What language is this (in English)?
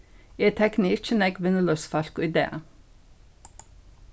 Faroese